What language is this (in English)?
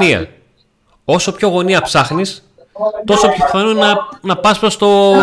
Greek